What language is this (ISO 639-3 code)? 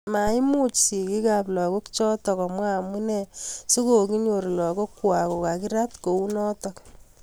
kln